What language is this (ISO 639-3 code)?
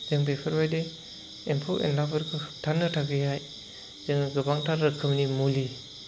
brx